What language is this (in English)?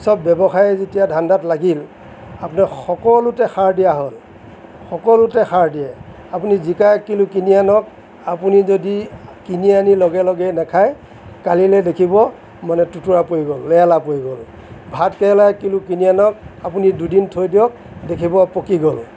Assamese